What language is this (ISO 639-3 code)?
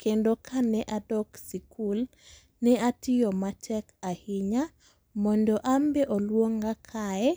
luo